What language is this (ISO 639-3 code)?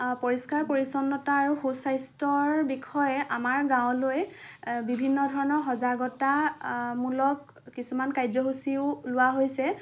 asm